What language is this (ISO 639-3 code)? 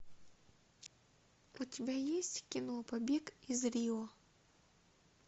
rus